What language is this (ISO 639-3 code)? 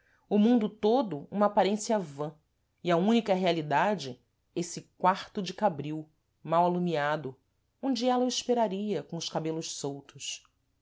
por